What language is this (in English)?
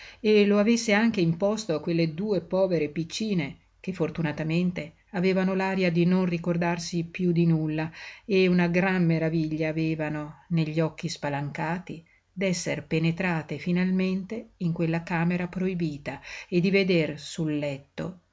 Italian